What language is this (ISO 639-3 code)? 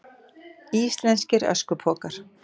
isl